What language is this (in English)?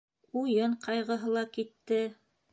Bashkir